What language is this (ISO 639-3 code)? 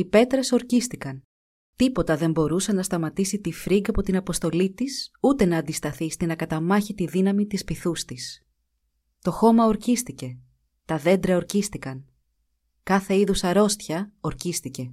ell